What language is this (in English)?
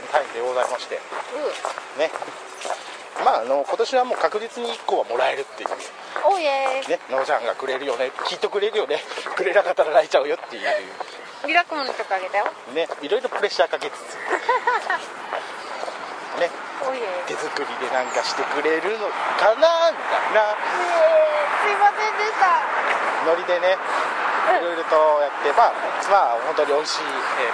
Japanese